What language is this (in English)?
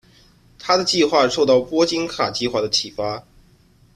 Chinese